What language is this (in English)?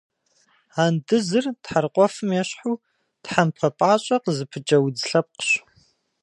Kabardian